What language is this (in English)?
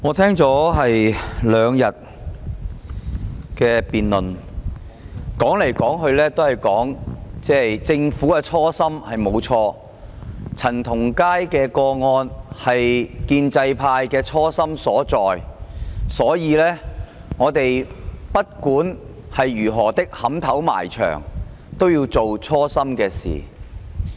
Cantonese